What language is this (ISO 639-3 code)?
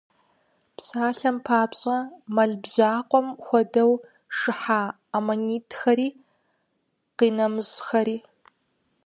kbd